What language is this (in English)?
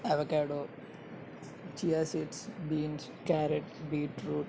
Telugu